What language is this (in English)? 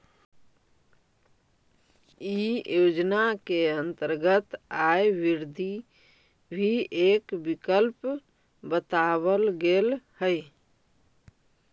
Magahi